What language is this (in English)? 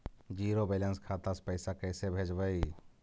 Magahi